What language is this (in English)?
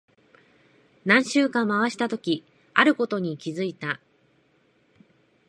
Japanese